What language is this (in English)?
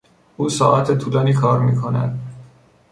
Persian